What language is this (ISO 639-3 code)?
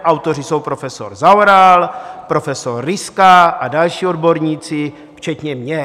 ces